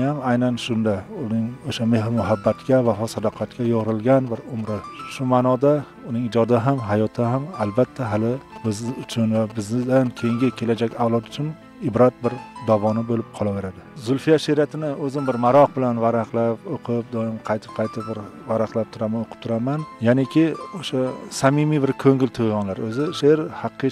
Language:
Turkish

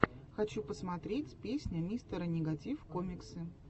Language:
Russian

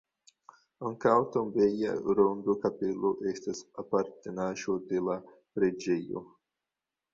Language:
Esperanto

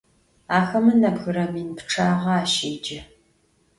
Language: Adyghe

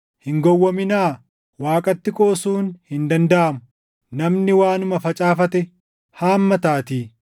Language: Oromo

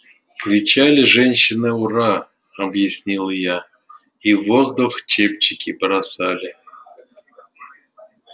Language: Russian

